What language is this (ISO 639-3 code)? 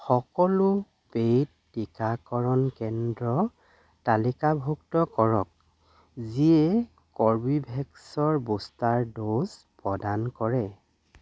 asm